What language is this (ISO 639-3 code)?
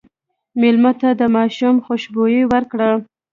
pus